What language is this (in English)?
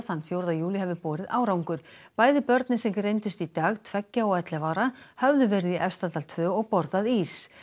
Icelandic